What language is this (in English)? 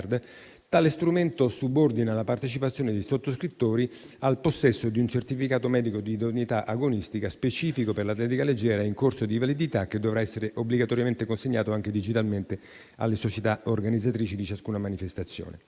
Italian